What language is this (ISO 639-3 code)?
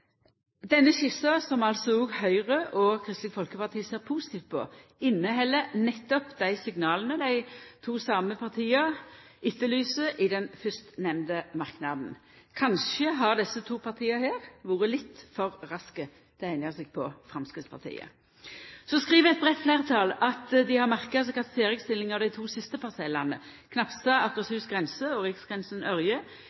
nno